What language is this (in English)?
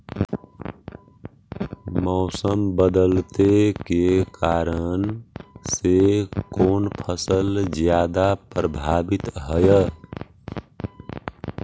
Magahi